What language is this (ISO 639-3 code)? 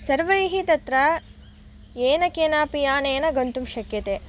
san